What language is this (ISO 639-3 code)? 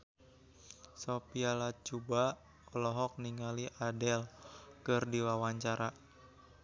sun